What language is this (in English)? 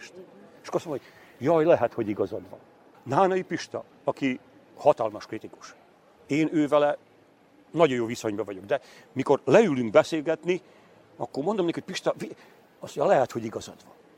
Hungarian